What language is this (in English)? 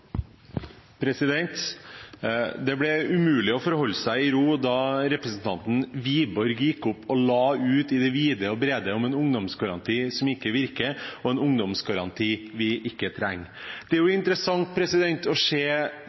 Norwegian